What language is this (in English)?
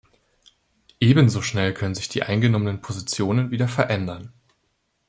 German